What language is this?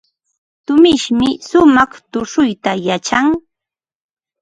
Ambo-Pasco Quechua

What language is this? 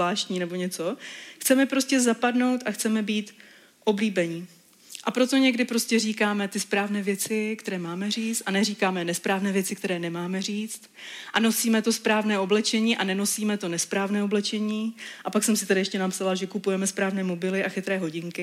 Czech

